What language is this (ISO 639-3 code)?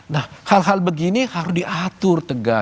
ind